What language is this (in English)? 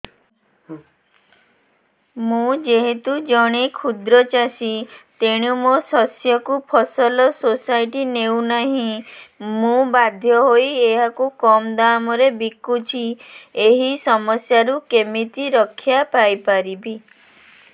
Odia